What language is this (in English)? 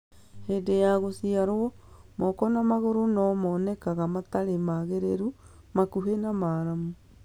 Kikuyu